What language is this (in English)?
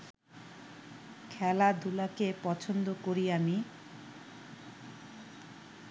Bangla